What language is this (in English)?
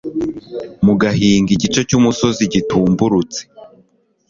Kinyarwanda